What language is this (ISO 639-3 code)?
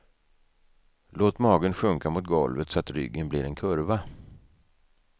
swe